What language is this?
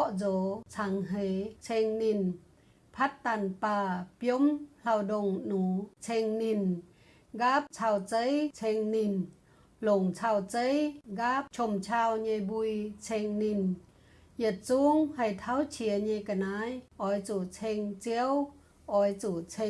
Vietnamese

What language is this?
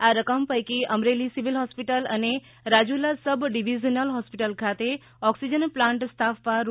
Gujarati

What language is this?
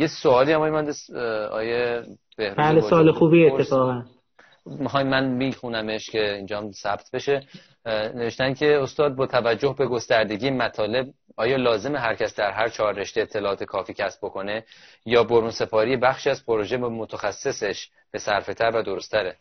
Persian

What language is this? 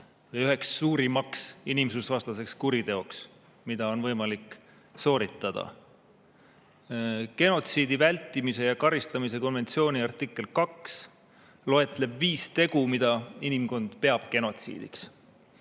Estonian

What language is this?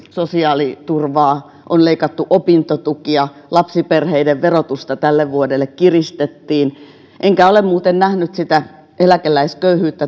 Finnish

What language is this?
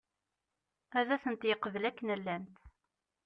Kabyle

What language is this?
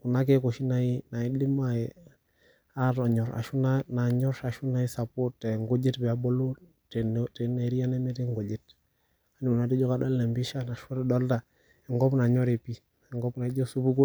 Masai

